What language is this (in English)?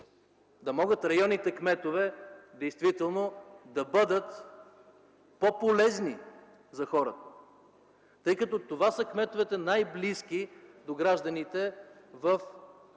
Bulgarian